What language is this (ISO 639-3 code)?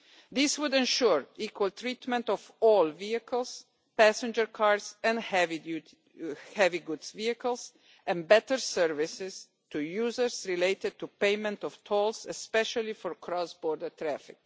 eng